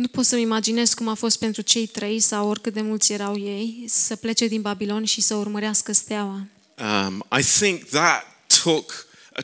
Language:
Romanian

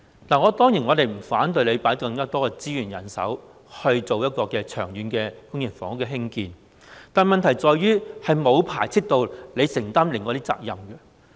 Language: Cantonese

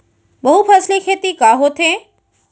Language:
Chhattisgarhi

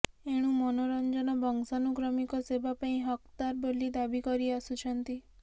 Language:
Odia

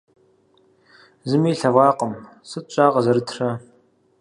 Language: Kabardian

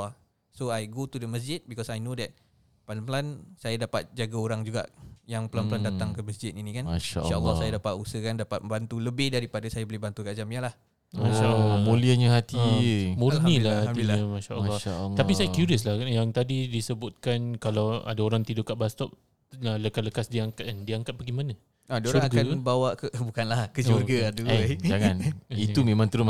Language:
Malay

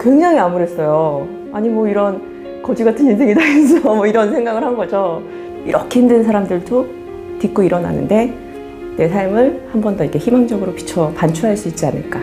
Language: Korean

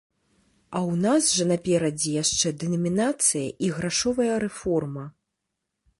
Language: Belarusian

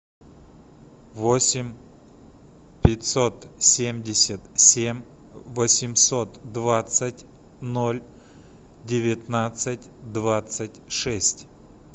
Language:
Russian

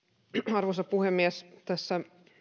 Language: Finnish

